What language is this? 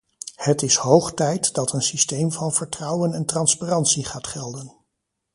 Dutch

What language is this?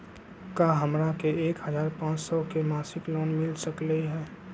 Magahi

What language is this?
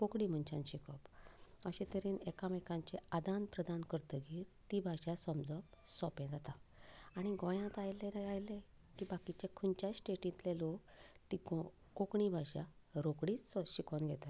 Konkani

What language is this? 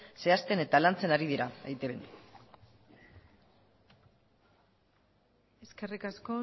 Basque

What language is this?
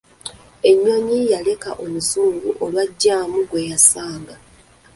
Ganda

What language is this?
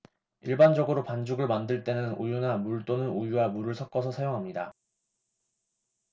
Korean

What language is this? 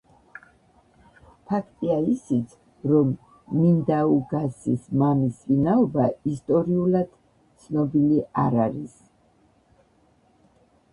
Georgian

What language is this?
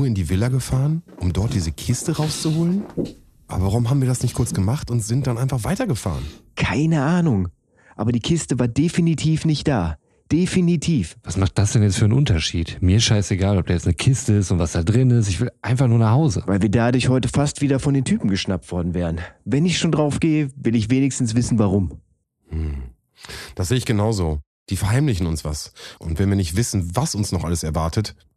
German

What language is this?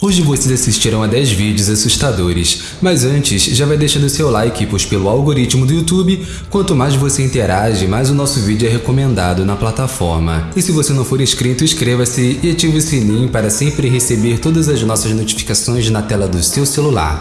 Portuguese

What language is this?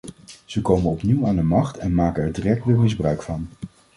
Dutch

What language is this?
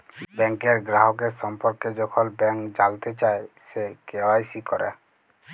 Bangla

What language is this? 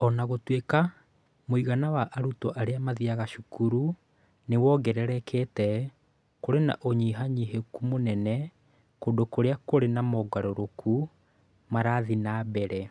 Kikuyu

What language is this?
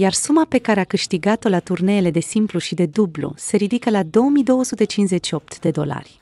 Romanian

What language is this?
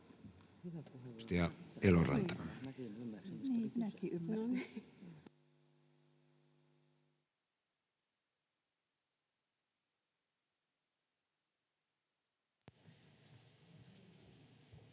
Finnish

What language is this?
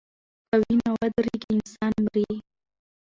Pashto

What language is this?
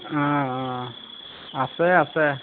Assamese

